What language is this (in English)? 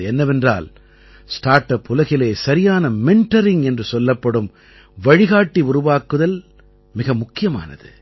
Tamil